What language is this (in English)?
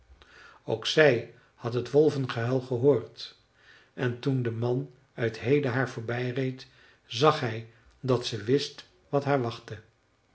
Dutch